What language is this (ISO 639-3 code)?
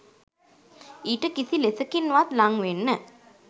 sin